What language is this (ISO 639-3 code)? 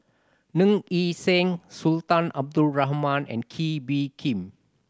eng